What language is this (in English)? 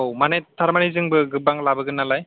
Bodo